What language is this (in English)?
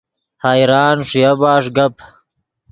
Yidgha